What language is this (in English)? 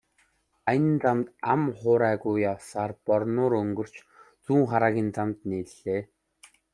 Mongolian